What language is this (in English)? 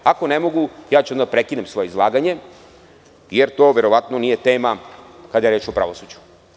Serbian